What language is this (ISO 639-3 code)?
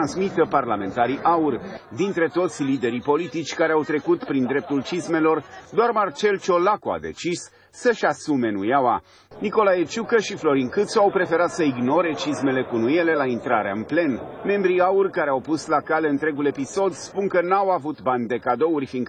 ron